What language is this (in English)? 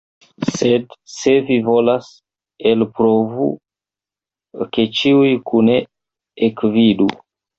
Esperanto